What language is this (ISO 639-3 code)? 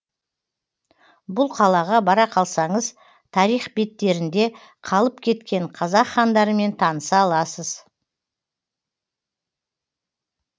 kaz